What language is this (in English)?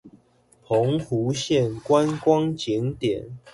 Chinese